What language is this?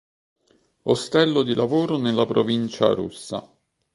Italian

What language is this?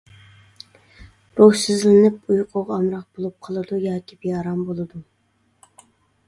Uyghur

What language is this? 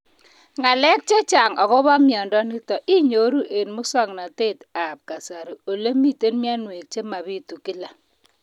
Kalenjin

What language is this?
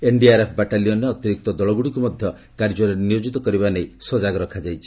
Odia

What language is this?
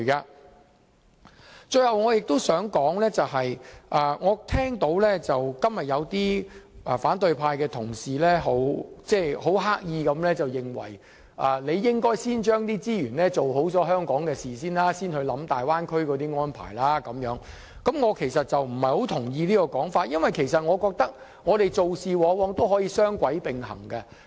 Cantonese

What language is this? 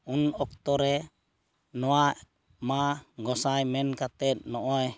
Santali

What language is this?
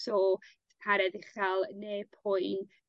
Welsh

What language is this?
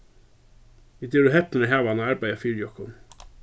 Faroese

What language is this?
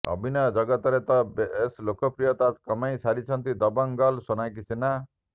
Odia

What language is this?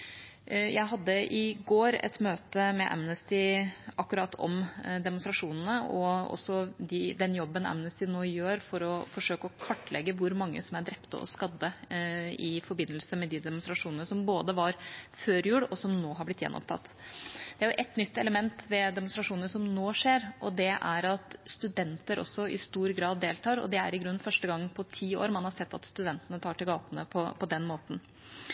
Norwegian Bokmål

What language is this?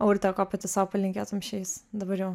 Lithuanian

